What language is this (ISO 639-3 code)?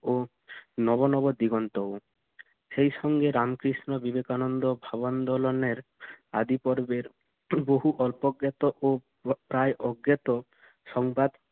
ben